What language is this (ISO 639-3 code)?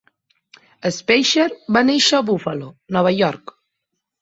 cat